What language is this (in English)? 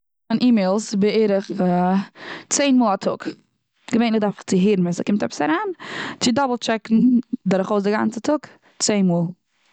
Yiddish